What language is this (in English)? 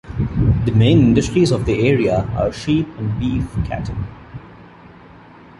English